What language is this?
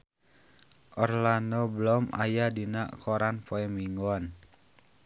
Sundanese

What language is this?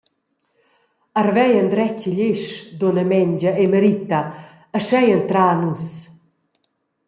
Romansh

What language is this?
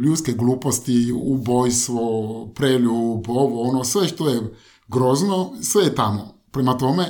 Croatian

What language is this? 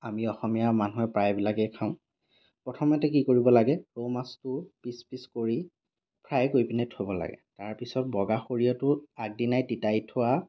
Assamese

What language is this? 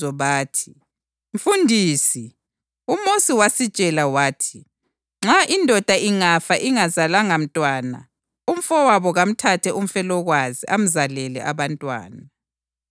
North Ndebele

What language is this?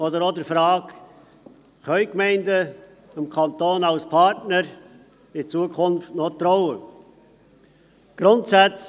Swiss German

